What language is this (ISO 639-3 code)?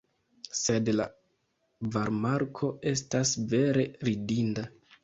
epo